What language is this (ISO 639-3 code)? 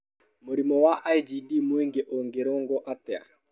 kik